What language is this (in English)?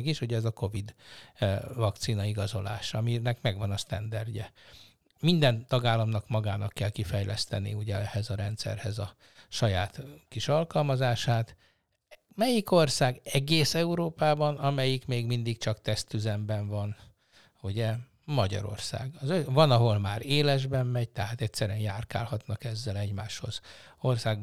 Hungarian